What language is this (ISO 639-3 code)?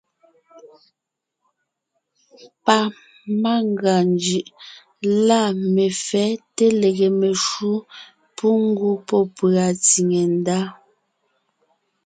nnh